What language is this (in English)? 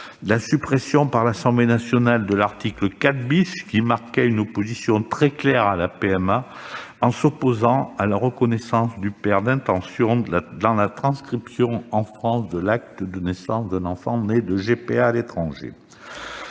French